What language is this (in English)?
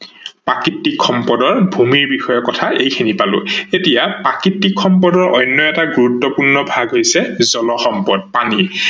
Assamese